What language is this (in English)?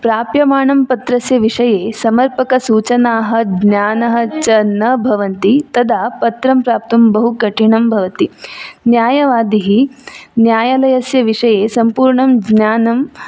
Sanskrit